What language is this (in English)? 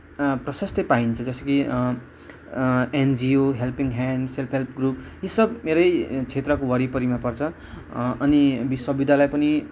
Nepali